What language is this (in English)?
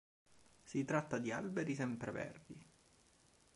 Italian